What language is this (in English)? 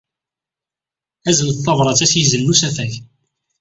Kabyle